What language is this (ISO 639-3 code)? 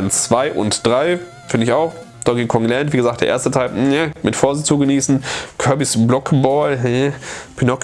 deu